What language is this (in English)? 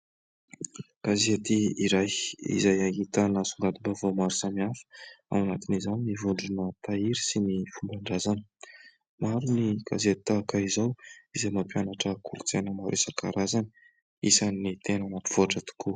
Malagasy